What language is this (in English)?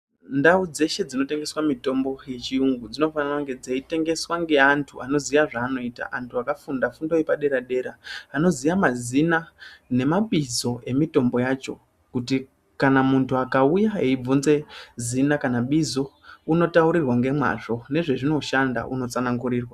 Ndau